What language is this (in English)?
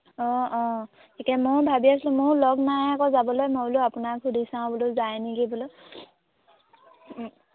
Assamese